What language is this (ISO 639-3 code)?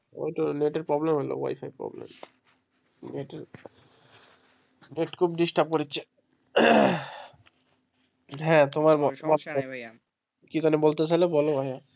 ben